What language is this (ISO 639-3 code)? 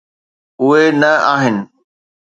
snd